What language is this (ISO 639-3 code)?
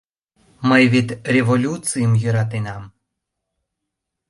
chm